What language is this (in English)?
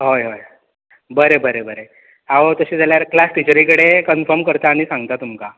Konkani